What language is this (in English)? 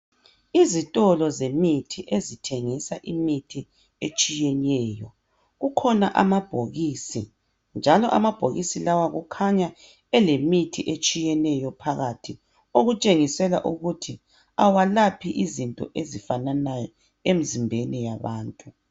North Ndebele